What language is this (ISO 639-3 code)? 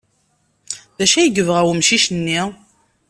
kab